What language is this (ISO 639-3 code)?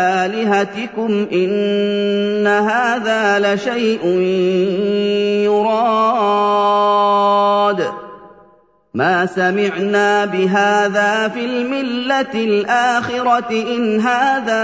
ara